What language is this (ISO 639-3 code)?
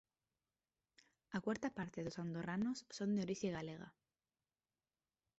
glg